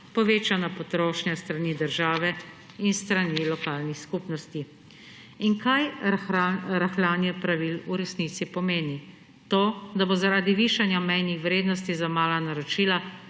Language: Slovenian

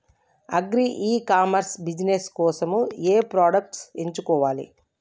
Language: Telugu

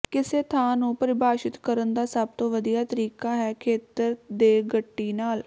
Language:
Punjabi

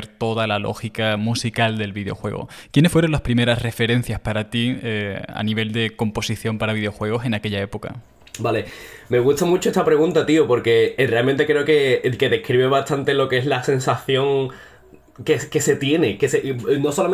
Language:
Spanish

